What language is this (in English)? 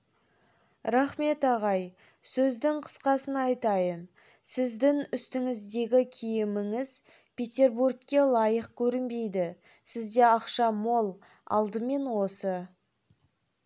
Kazakh